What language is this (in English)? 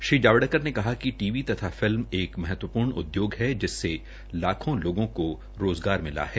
Hindi